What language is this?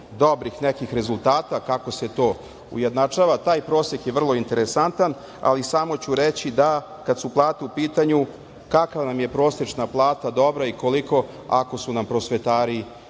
Serbian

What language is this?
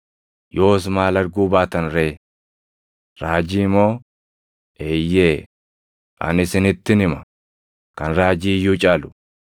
Oromo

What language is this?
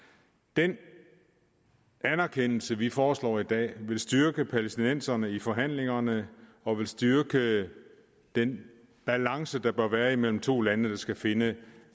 Danish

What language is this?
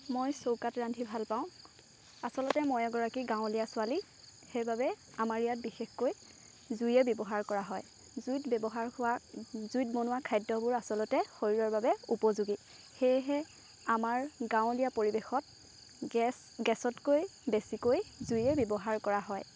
Assamese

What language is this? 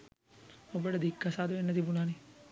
Sinhala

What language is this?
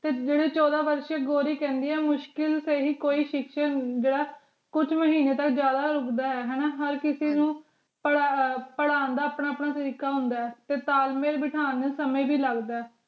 Punjabi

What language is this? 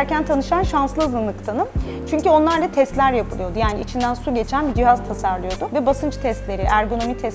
Turkish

